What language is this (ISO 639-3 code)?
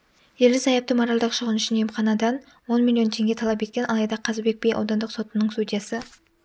kaz